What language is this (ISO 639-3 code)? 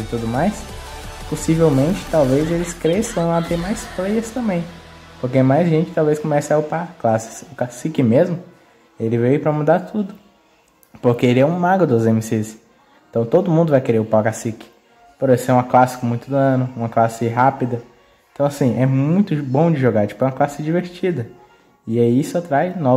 por